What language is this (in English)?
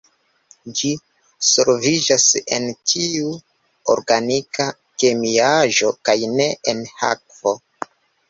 Esperanto